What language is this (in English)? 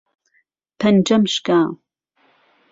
Central Kurdish